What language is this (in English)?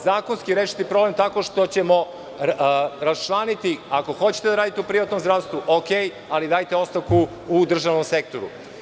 Serbian